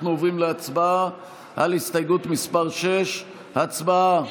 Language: Hebrew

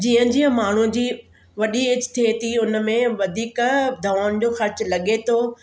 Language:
Sindhi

